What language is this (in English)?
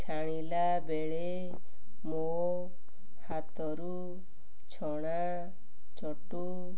Odia